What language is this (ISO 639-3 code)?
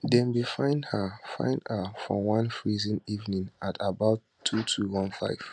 pcm